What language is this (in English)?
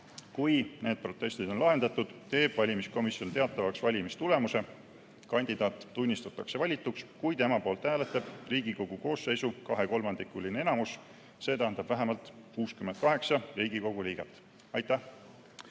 Estonian